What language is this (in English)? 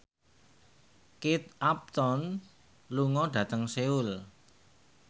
Javanese